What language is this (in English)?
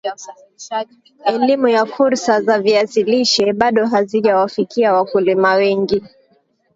Swahili